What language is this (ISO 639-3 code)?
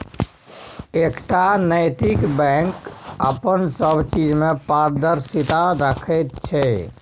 mai